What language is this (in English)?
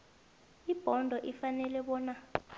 South Ndebele